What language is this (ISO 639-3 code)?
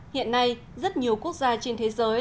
vie